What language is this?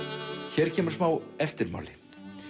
Icelandic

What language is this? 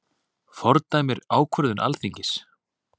Icelandic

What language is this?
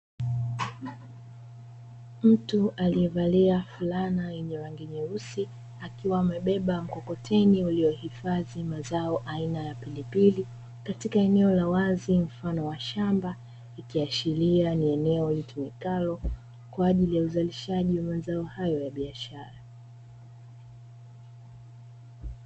Swahili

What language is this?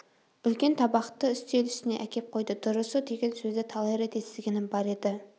Kazakh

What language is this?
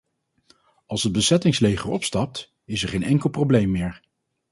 Dutch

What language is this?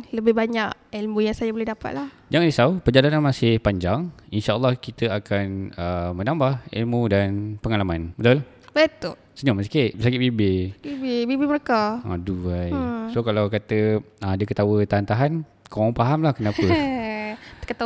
Malay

